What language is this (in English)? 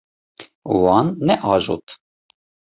Kurdish